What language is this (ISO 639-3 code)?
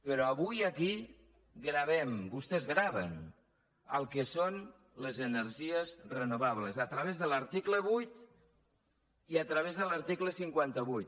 cat